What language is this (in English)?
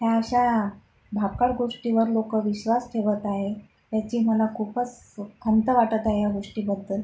Marathi